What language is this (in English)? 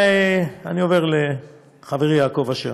Hebrew